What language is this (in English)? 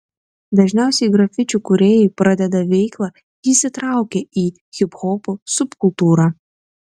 Lithuanian